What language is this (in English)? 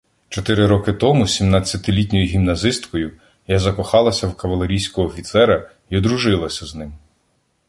Ukrainian